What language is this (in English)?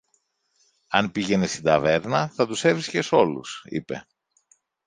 Greek